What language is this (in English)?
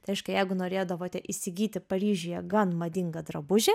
Lithuanian